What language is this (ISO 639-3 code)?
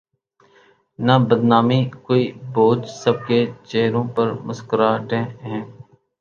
urd